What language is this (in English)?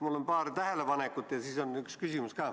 Estonian